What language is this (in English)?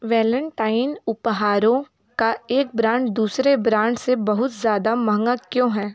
Hindi